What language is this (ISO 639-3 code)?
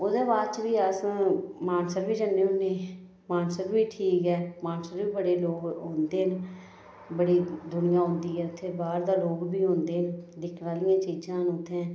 doi